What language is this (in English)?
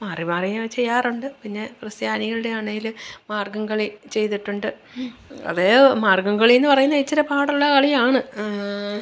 Malayalam